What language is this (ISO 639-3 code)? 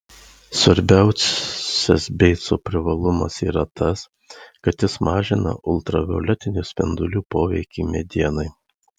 lit